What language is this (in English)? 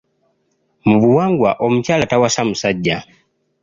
Ganda